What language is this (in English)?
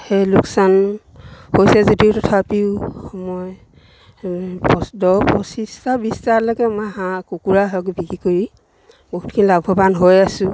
Assamese